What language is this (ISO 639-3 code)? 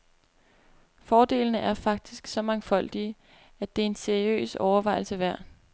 dan